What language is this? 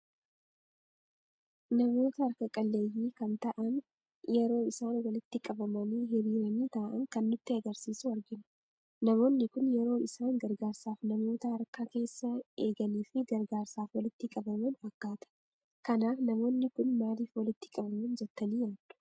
Oromo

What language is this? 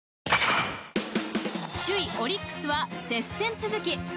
Japanese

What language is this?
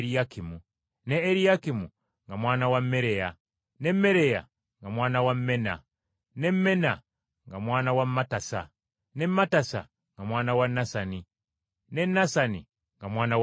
Ganda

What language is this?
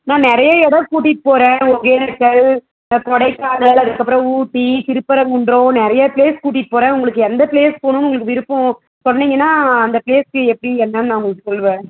Tamil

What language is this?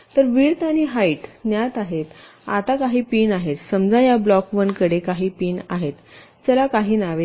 Marathi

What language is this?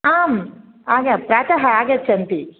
Sanskrit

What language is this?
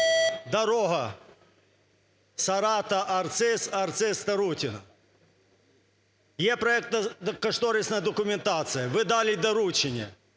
Ukrainian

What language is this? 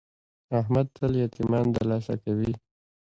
Pashto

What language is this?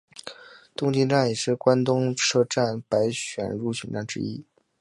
Chinese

